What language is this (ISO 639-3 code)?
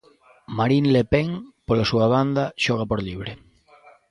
glg